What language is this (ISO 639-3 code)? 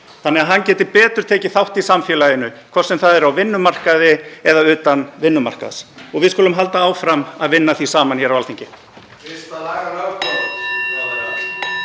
isl